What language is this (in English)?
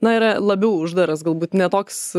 Lithuanian